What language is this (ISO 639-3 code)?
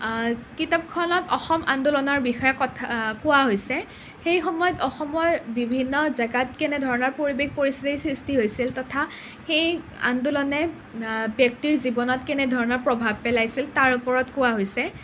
asm